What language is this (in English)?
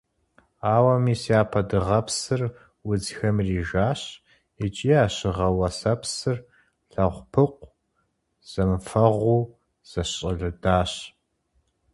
Kabardian